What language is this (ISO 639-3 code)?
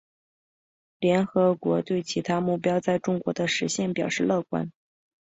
zho